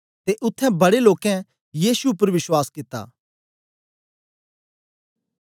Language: Dogri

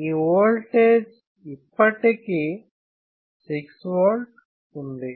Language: Telugu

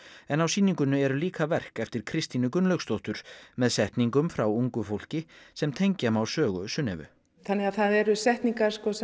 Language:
Icelandic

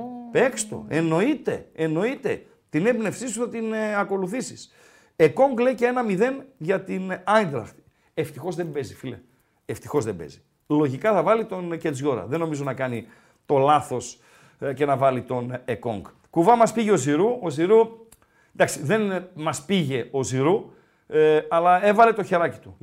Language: Greek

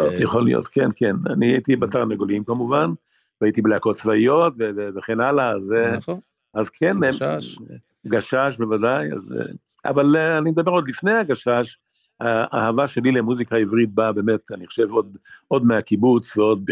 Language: Hebrew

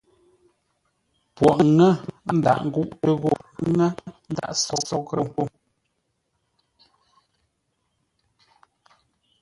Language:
Ngombale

